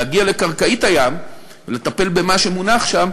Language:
Hebrew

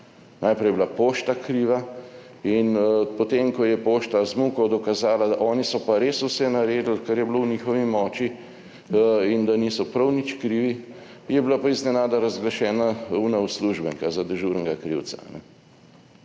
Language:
Slovenian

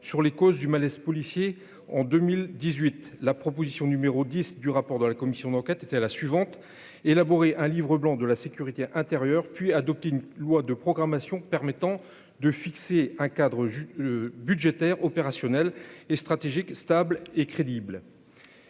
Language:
French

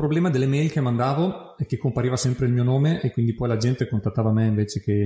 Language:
Italian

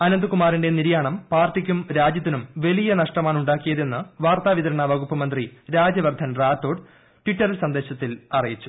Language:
Malayalam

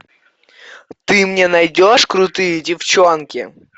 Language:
Russian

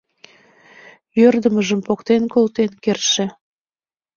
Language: Mari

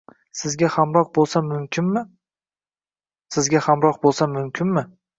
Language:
Uzbek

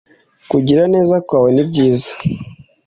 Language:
Kinyarwanda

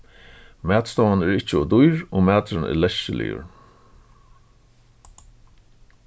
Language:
Faroese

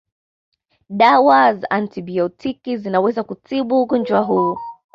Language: Swahili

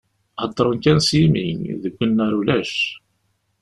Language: Kabyle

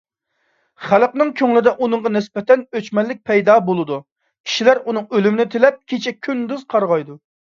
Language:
Uyghur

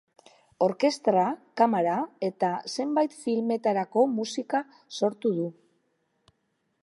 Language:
Basque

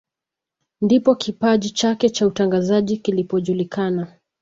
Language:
Swahili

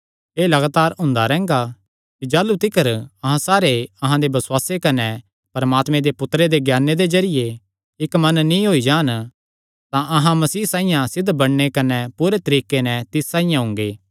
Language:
Kangri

